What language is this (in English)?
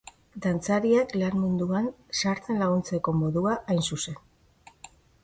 Basque